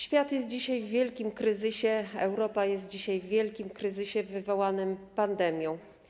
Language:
Polish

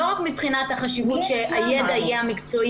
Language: Hebrew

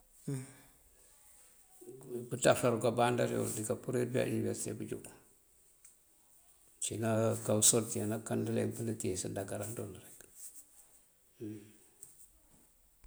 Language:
Mandjak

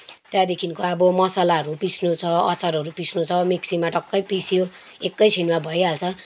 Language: Nepali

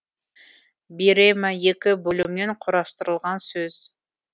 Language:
Kazakh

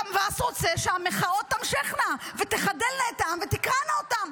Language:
Hebrew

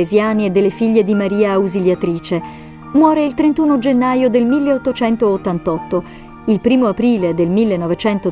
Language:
Italian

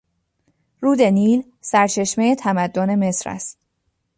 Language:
Persian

